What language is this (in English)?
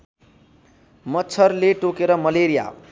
Nepali